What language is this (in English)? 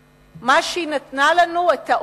Hebrew